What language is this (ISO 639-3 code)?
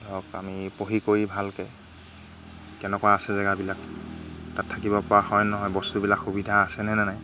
asm